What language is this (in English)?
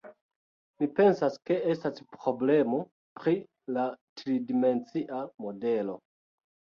Esperanto